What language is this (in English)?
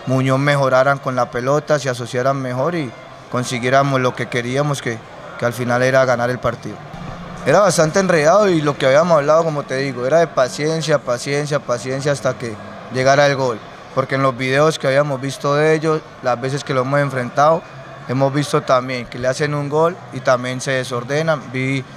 Spanish